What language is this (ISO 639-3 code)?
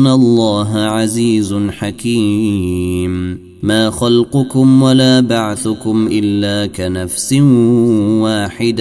ara